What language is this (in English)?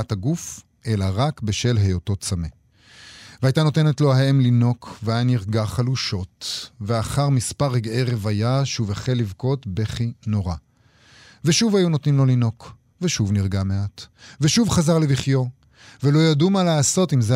Hebrew